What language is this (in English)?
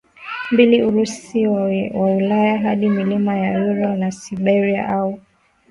Swahili